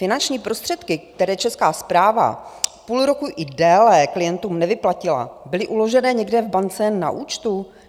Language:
Czech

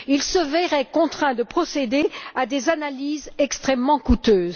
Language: French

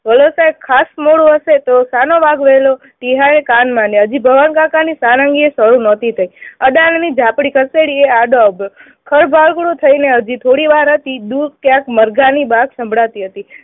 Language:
Gujarati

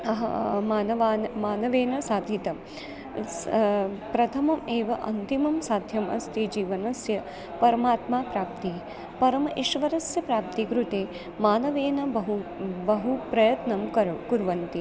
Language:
Sanskrit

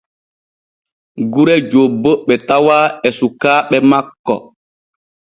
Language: Borgu Fulfulde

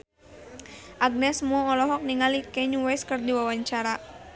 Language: Sundanese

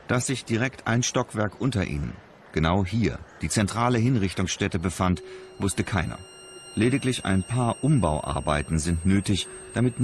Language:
German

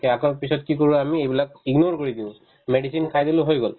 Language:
Assamese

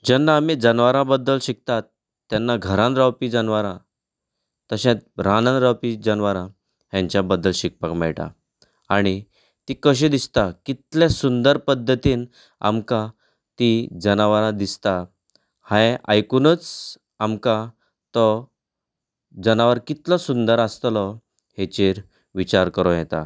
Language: Konkani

